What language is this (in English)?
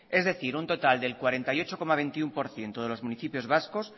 Spanish